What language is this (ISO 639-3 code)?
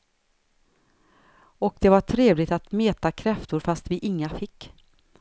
swe